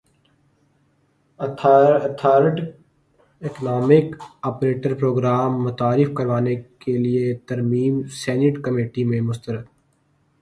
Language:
Urdu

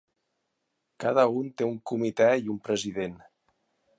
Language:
Catalan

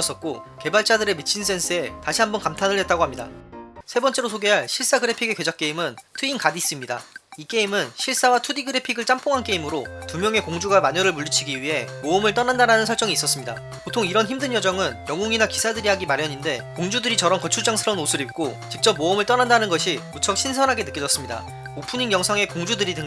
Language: Korean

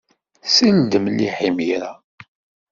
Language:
Kabyle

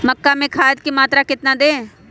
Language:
Magahi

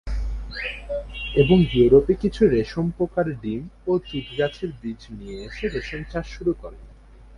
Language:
Bangla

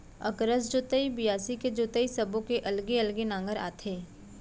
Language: Chhattisgarhi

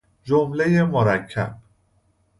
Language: Persian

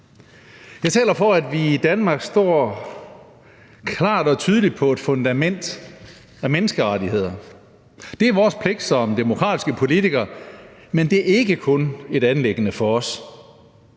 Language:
Danish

